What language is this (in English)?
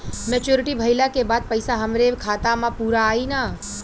Bhojpuri